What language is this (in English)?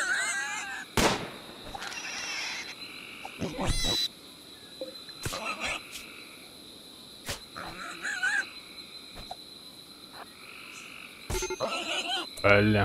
Russian